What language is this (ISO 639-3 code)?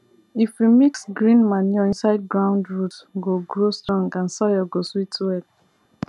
pcm